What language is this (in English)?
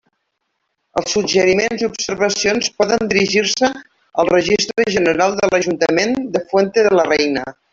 Catalan